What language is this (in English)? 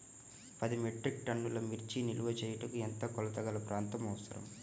Telugu